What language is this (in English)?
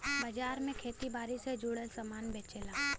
Bhojpuri